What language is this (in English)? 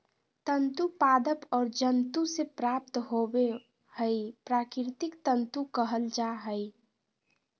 Magahi